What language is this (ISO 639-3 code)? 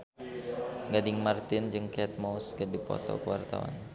sun